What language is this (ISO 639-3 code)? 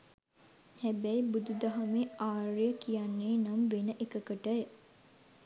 sin